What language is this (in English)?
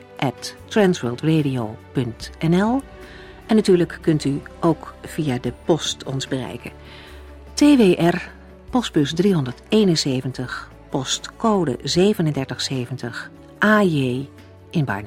Dutch